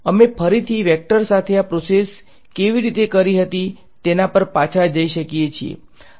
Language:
Gujarati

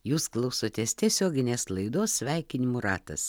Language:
Lithuanian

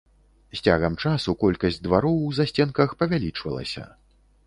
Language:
Belarusian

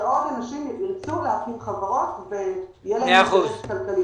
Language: Hebrew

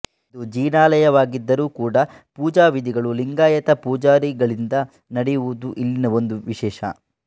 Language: Kannada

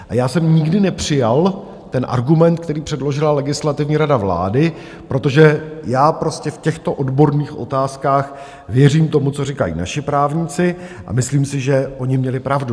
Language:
Czech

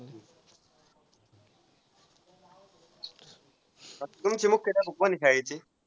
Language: Marathi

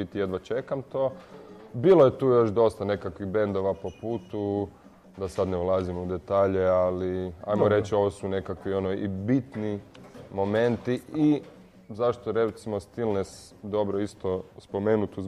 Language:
Croatian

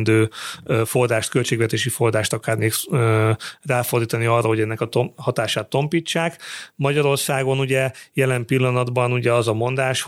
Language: Hungarian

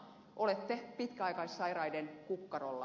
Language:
Finnish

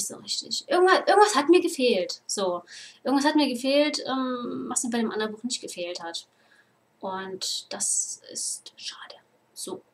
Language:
German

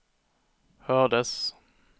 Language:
Swedish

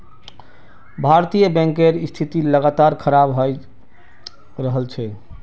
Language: Magahi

